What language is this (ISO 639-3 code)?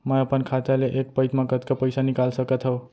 hne